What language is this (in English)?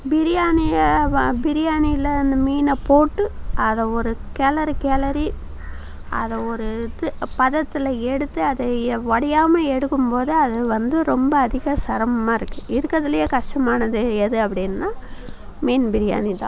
Tamil